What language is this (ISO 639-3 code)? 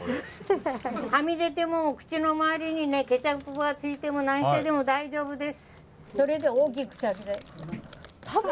jpn